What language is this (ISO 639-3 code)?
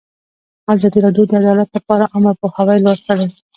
pus